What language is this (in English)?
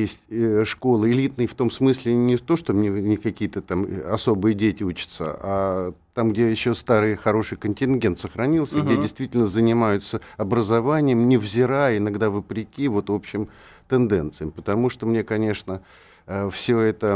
Russian